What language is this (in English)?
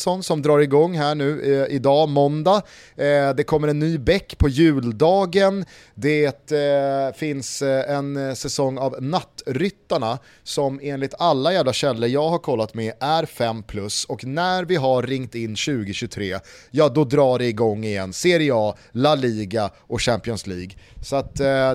Swedish